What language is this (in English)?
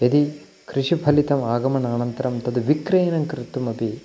Sanskrit